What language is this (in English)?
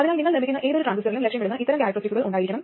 Malayalam